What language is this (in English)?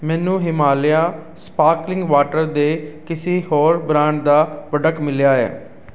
Punjabi